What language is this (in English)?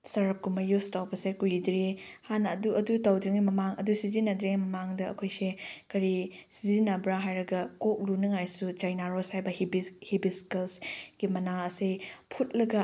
Manipuri